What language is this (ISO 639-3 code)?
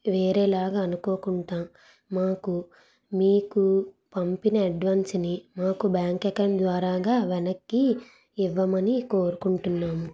tel